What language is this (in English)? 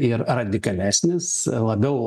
Lithuanian